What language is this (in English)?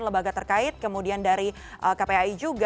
Indonesian